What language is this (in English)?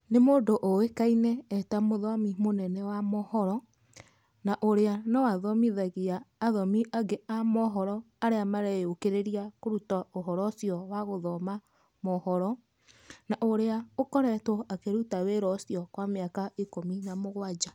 Kikuyu